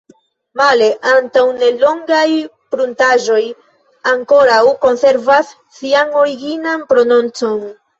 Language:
Esperanto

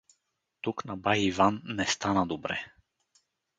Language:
Bulgarian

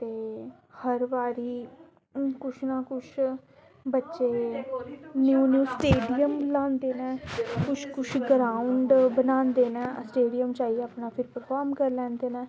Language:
Dogri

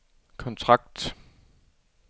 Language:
Danish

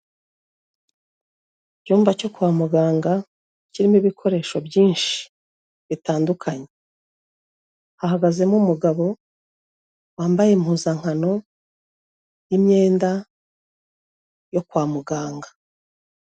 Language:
Kinyarwanda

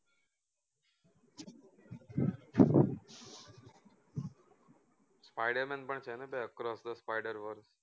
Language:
Gujarati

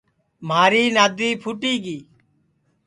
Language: Sansi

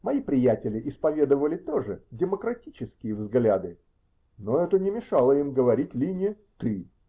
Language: Russian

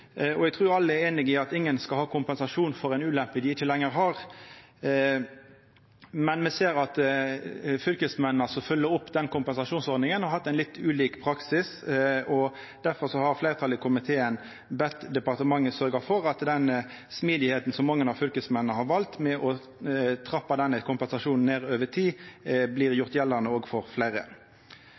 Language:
Norwegian Nynorsk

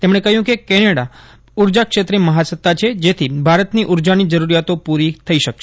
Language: Gujarati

